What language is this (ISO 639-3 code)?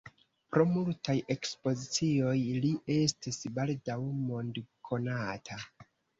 epo